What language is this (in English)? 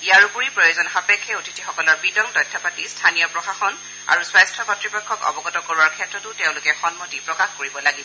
Assamese